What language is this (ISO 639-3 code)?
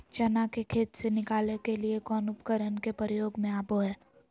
mag